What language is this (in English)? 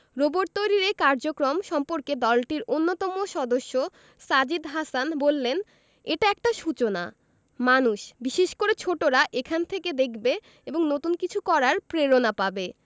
Bangla